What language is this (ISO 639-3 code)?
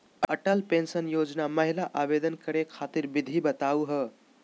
mag